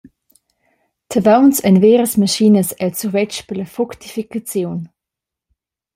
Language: Romansh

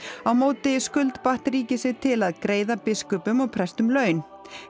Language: Icelandic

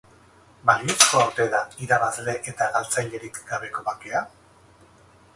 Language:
Basque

